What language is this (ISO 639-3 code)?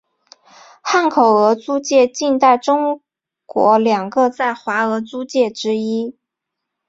zho